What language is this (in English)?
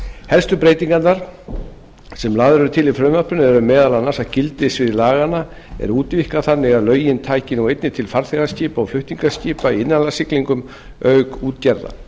Icelandic